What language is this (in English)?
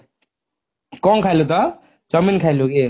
Odia